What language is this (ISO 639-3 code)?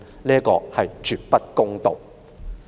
yue